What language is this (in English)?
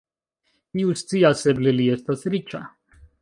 Esperanto